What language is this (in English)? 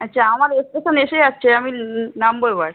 Bangla